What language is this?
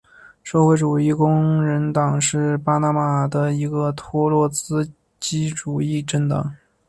Chinese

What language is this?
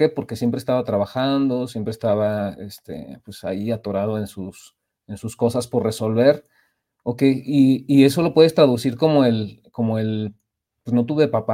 Spanish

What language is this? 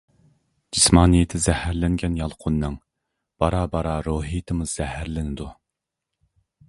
Uyghur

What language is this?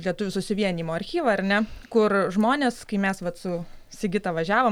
Lithuanian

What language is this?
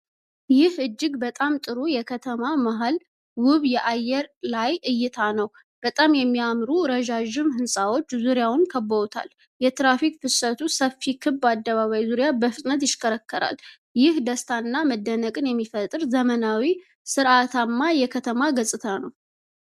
Amharic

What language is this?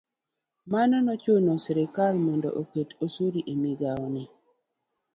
Luo (Kenya and Tanzania)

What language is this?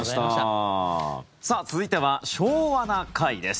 Japanese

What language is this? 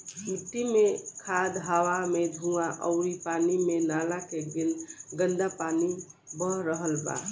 Bhojpuri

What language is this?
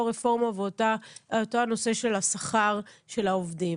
Hebrew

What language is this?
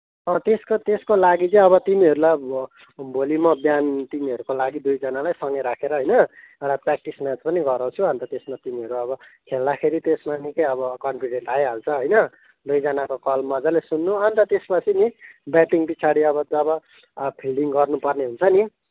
Nepali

